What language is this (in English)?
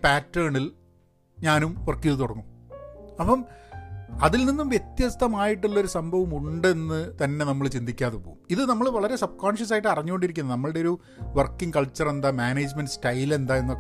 Malayalam